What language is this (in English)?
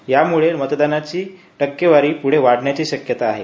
Marathi